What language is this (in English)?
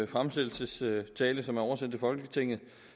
Danish